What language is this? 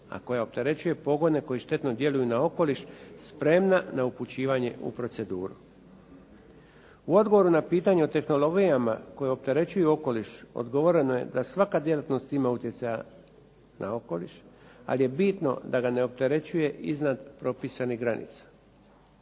Croatian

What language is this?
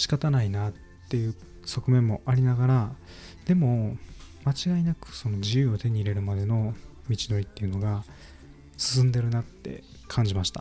Japanese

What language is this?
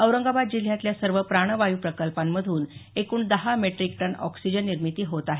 Marathi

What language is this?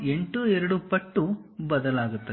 Kannada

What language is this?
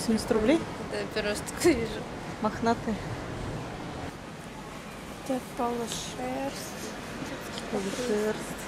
Russian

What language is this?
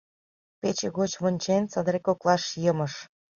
Mari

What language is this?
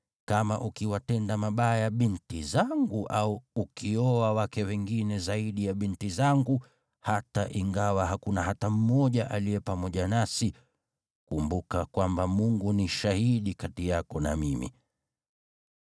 Swahili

